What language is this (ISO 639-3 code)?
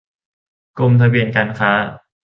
tha